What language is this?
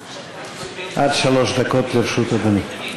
Hebrew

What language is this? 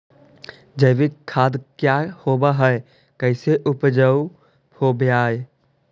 Magahi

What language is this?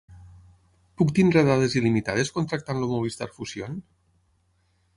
Catalan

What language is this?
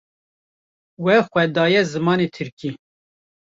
Kurdish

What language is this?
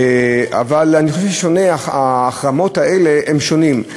Hebrew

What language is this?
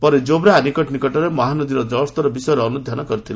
Odia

